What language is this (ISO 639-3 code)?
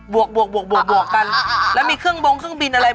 tha